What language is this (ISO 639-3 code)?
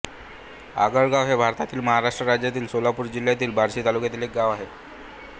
mar